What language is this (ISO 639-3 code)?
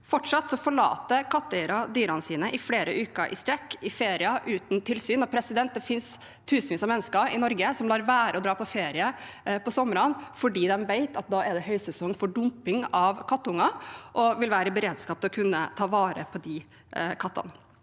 nor